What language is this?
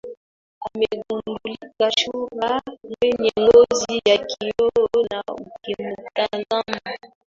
Swahili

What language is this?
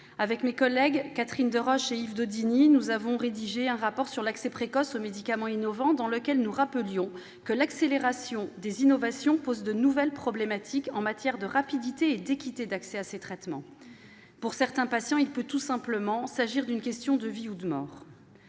French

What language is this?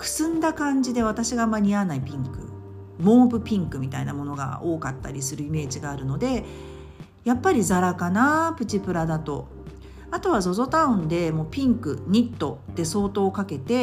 Japanese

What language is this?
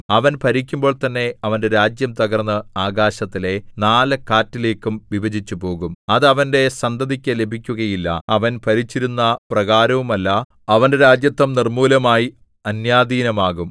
Malayalam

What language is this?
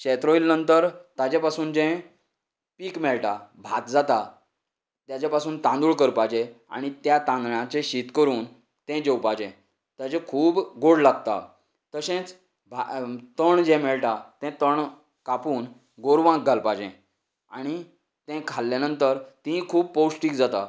Konkani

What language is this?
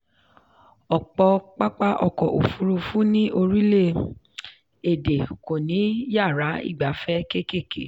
Yoruba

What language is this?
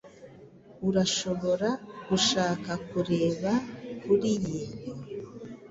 Kinyarwanda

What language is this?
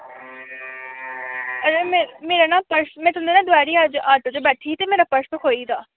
Dogri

